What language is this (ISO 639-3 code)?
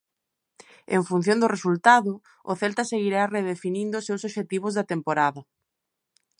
glg